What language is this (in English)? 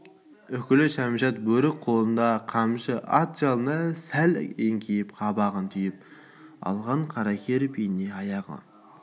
Kazakh